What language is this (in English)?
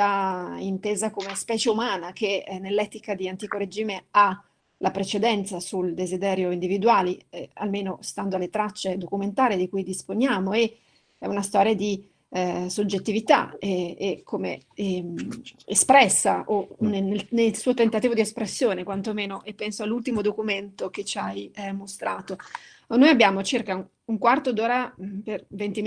Italian